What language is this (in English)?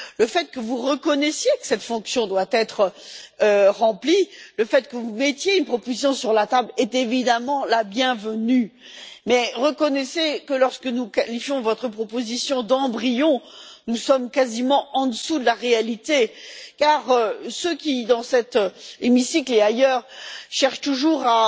French